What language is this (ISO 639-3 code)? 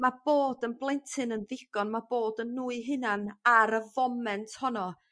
cym